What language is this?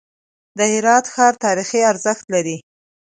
Pashto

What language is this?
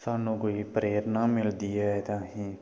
Dogri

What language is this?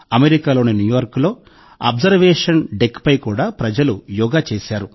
Telugu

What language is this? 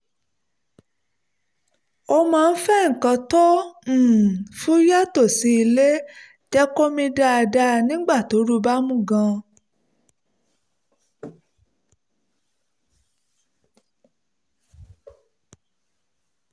Yoruba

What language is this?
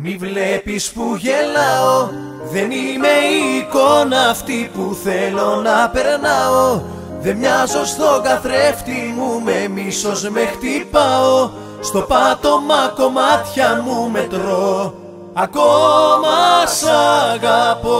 Greek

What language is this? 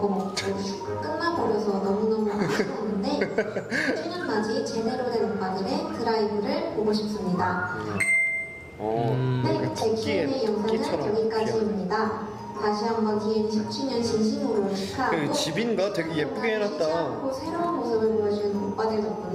Korean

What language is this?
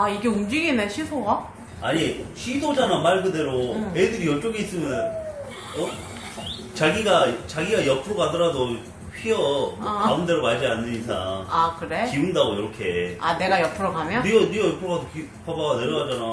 Korean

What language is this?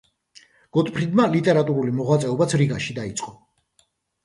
Georgian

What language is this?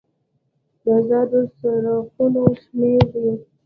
Pashto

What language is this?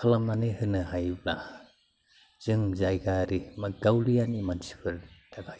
Bodo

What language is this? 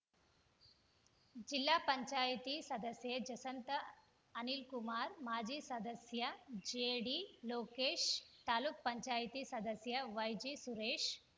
Kannada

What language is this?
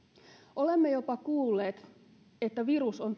Finnish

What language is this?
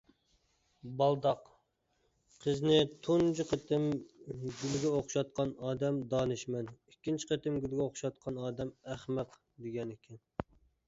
Uyghur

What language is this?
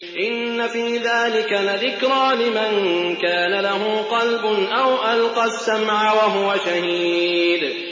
Arabic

